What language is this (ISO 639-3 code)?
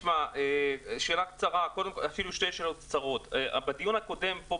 heb